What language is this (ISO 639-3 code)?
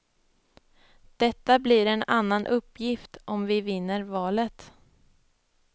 swe